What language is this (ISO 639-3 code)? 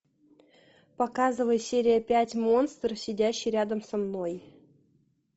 rus